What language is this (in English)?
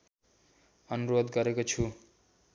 Nepali